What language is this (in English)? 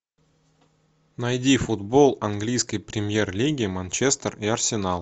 Russian